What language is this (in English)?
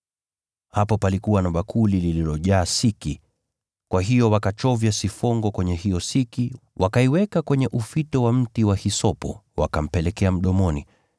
Swahili